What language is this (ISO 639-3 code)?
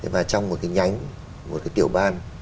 vie